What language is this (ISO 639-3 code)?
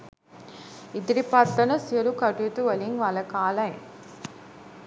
sin